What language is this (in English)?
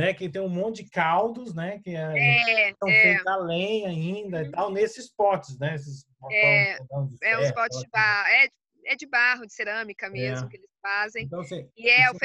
Portuguese